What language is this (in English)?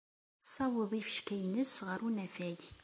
Kabyle